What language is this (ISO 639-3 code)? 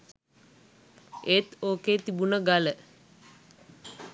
sin